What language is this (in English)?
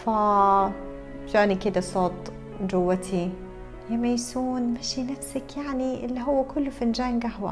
Arabic